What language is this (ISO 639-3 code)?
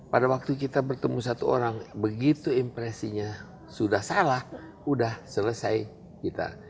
ind